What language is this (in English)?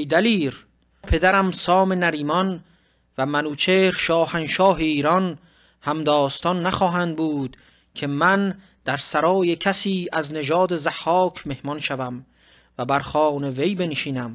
Persian